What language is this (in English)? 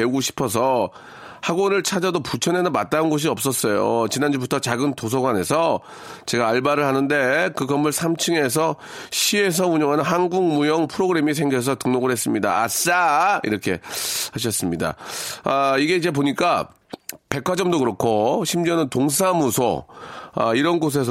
Korean